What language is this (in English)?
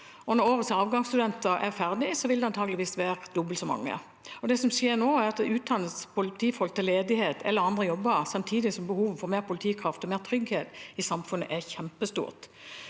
Norwegian